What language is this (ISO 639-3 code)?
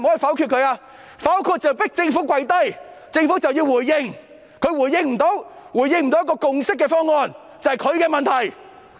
yue